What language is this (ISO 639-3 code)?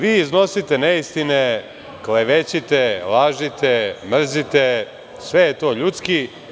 srp